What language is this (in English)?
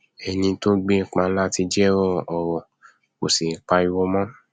Yoruba